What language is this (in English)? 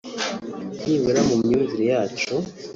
Kinyarwanda